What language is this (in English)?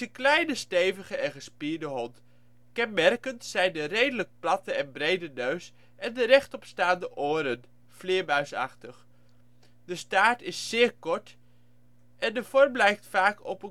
Dutch